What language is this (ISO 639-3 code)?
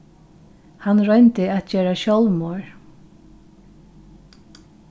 fao